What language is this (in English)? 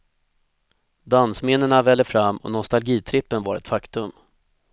Swedish